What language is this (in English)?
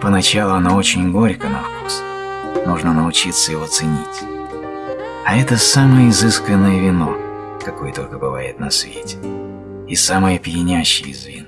Russian